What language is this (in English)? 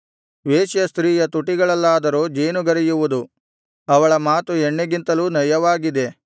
Kannada